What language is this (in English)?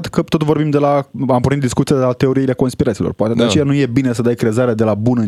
Romanian